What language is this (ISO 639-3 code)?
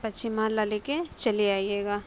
urd